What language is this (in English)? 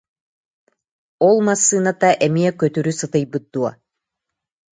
Yakut